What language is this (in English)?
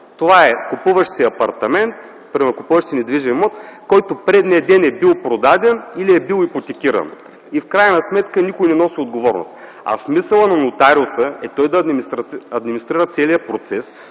Bulgarian